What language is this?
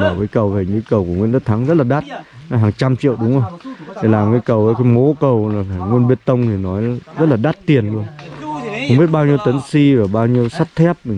Vietnamese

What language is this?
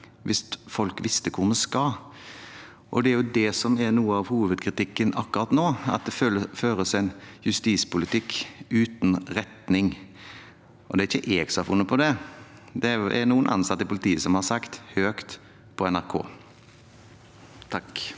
Norwegian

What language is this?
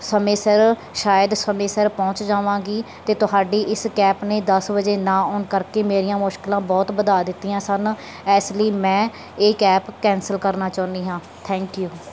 Punjabi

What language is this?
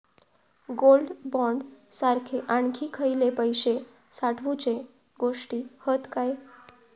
Marathi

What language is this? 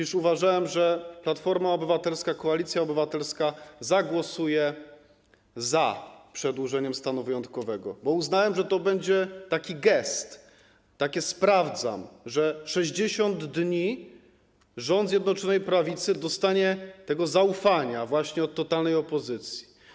Polish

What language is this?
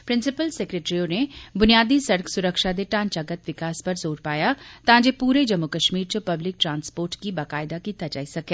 Dogri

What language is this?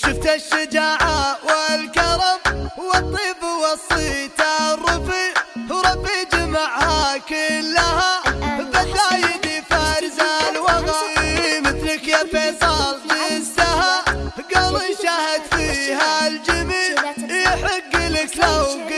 Arabic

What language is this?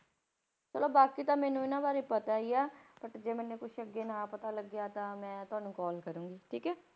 Punjabi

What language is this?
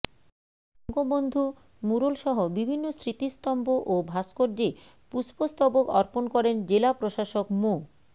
Bangla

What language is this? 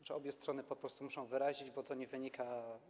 Polish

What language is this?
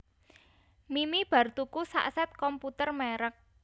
Javanese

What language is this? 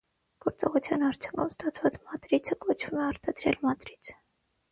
Armenian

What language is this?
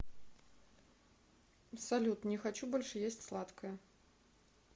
Russian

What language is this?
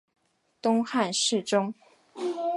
Chinese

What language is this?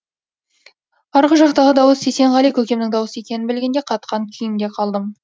Kazakh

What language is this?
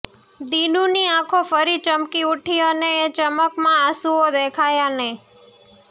Gujarati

